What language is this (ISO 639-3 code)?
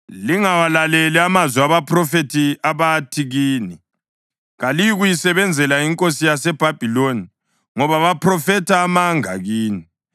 nde